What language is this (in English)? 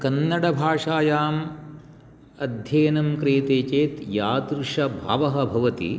Sanskrit